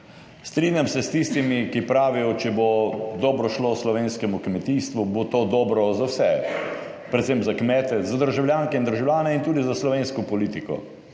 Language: Slovenian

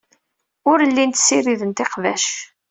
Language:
Kabyle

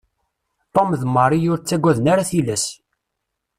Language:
Kabyle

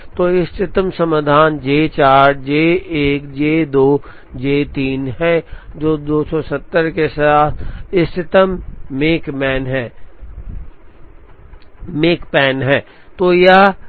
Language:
Hindi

